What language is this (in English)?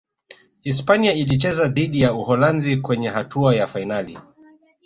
Swahili